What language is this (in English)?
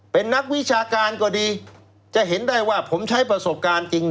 Thai